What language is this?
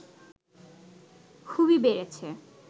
Bangla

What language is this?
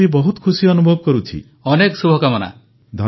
Odia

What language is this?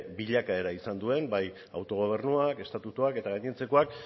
Basque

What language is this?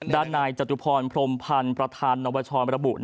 Thai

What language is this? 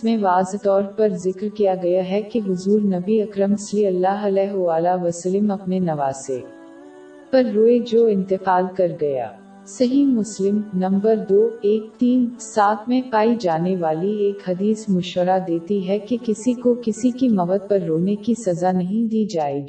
Urdu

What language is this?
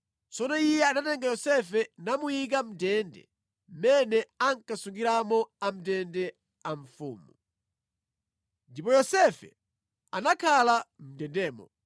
Nyanja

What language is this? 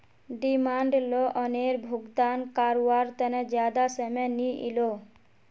Magahi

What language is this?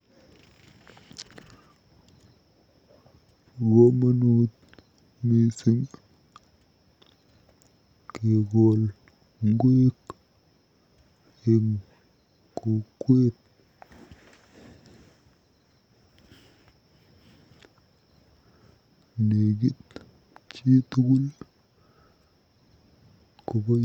Kalenjin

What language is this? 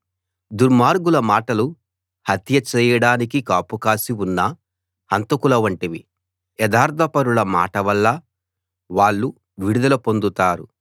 Telugu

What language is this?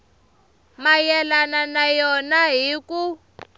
Tsonga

